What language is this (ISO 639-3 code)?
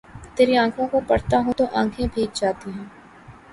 urd